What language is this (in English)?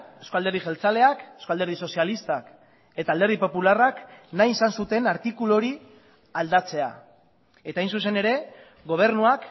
Basque